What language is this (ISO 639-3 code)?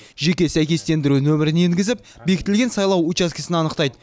kaz